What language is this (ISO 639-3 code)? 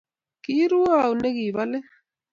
kln